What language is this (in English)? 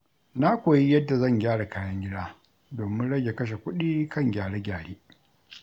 Hausa